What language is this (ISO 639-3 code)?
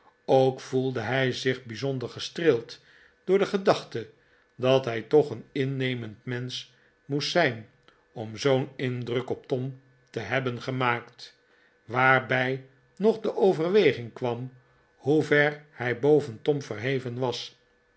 nld